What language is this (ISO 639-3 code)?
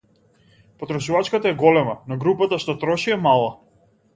mkd